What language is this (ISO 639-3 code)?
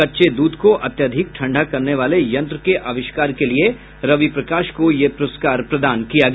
hin